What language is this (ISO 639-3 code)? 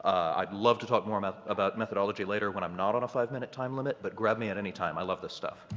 eng